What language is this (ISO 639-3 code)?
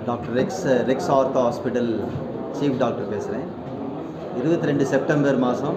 tam